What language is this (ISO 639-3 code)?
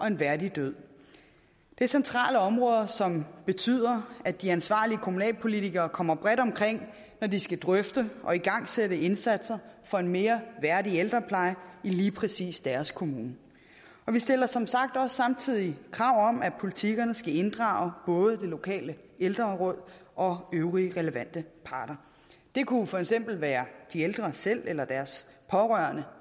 dan